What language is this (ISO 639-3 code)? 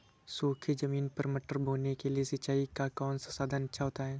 hin